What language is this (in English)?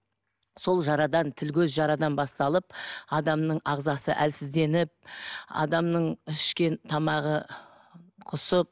Kazakh